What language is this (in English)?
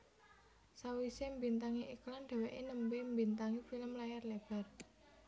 Javanese